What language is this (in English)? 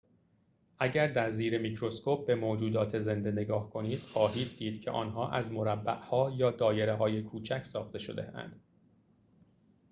Persian